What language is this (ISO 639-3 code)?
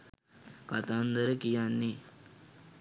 sin